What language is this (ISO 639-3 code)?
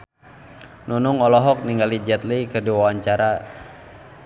sun